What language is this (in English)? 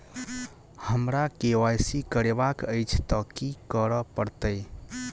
Maithili